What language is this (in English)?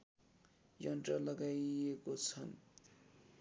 Nepali